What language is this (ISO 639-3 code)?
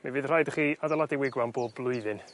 cym